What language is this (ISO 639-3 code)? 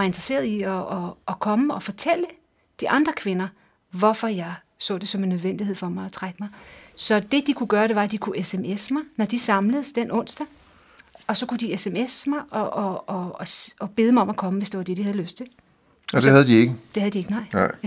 dan